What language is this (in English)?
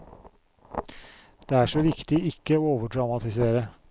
Norwegian